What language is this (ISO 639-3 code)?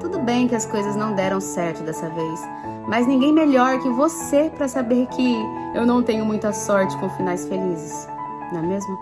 por